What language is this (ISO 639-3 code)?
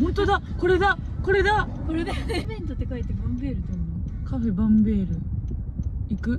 jpn